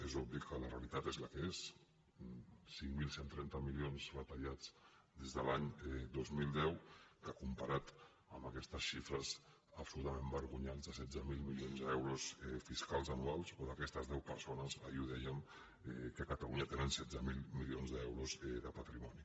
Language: Catalan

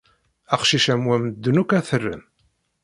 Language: Kabyle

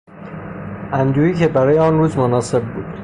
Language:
Persian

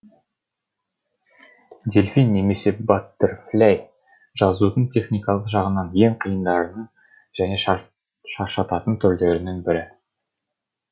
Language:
Kazakh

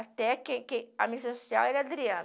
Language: Portuguese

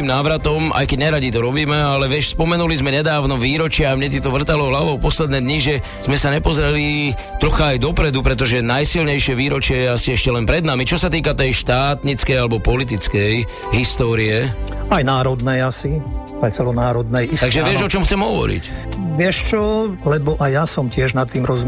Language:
Slovak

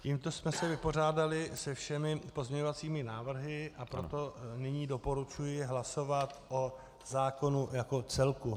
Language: Czech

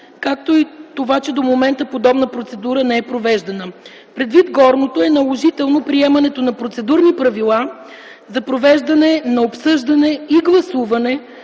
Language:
Bulgarian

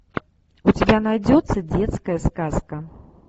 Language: Russian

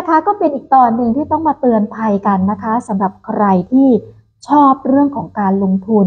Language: Thai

